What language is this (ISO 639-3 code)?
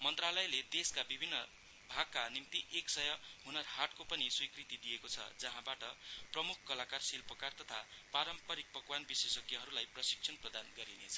nep